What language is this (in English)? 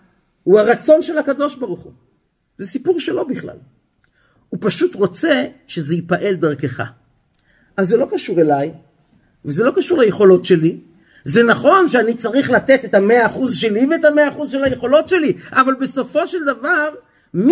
Hebrew